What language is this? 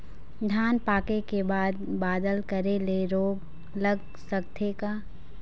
Chhattisgarhi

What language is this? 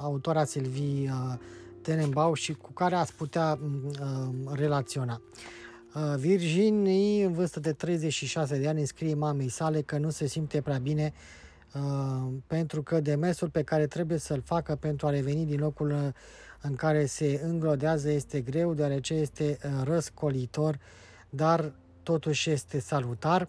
Romanian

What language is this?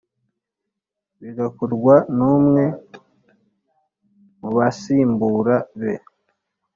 Kinyarwanda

